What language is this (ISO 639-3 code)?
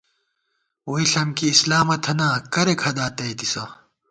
gwt